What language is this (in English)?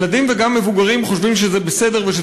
Hebrew